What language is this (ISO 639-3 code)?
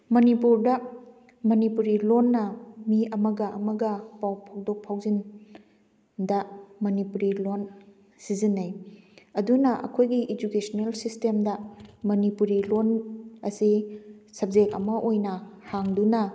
mni